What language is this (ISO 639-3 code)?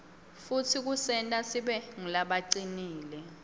ssw